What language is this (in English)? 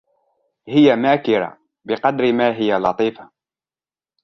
Arabic